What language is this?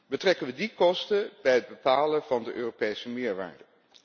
Dutch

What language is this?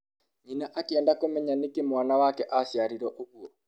Kikuyu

